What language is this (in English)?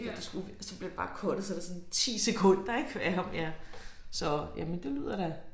Danish